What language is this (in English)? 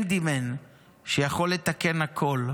Hebrew